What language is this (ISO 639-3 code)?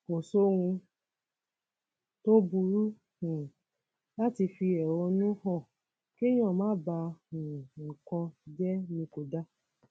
yor